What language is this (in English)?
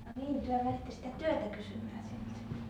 Finnish